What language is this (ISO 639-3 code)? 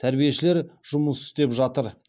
kaz